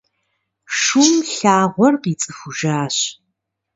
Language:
Kabardian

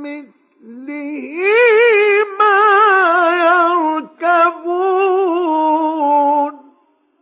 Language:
Arabic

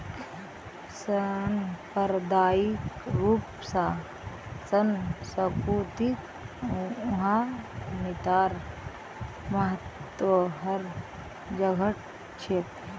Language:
Magahi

